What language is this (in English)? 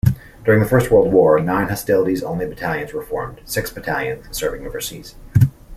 English